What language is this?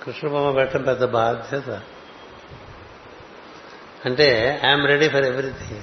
Telugu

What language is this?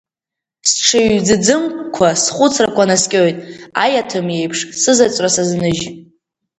Abkhazian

